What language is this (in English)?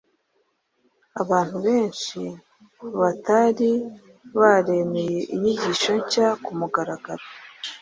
Kinyarwanda